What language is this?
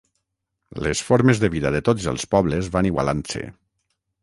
Catalan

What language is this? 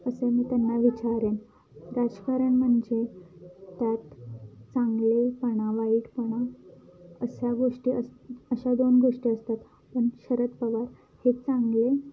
Marathi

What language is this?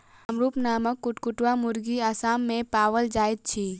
Maithili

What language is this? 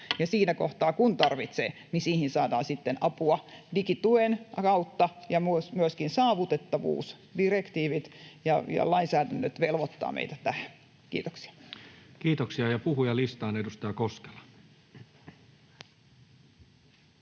Finnish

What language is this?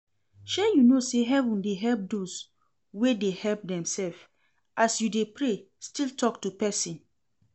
Nigerian Pidgin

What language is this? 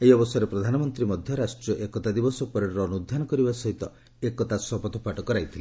Odia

